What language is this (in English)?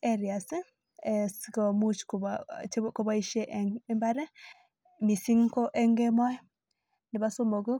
Kalenjin